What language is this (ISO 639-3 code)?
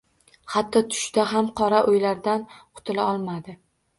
uzb